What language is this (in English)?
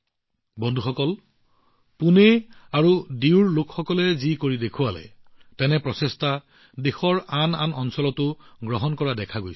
Assamese